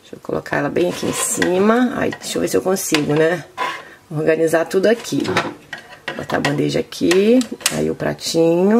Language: Portuguese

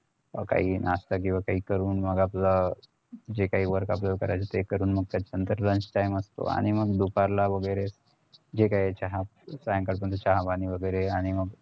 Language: Marathi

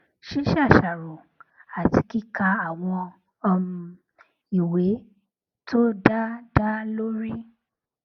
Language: Yoruba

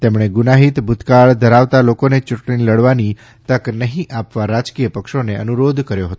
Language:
Gujarati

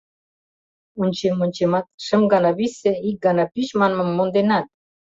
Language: Mari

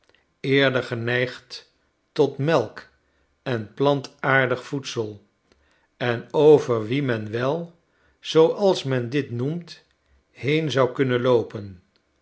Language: Dutch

